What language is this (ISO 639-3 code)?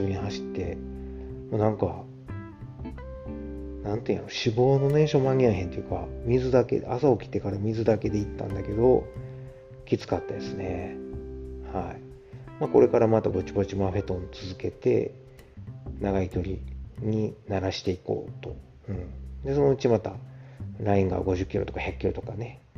jpn